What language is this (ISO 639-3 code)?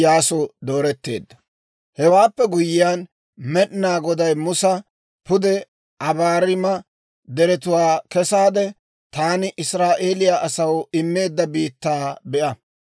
dwr